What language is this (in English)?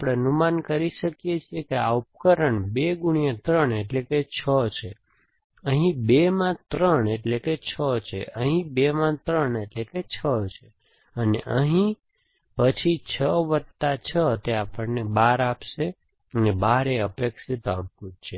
Gujarati